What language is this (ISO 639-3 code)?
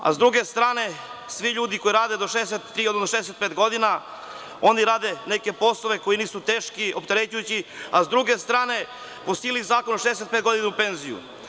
srp